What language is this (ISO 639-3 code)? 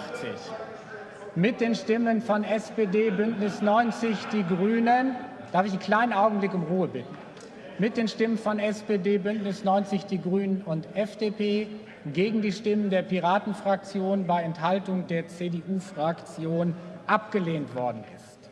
deu